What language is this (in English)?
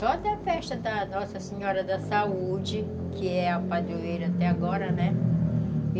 Portuguese